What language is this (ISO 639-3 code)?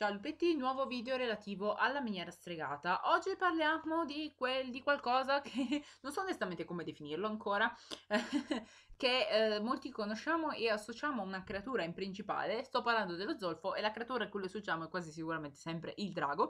ita